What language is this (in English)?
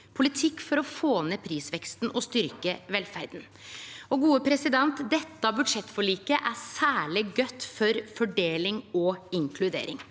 Norwegian